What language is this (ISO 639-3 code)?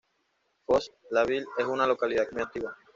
spa